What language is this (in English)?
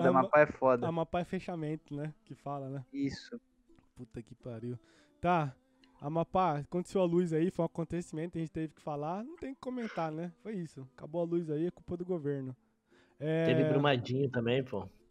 Portuguese